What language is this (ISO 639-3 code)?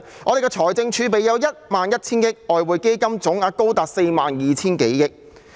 yue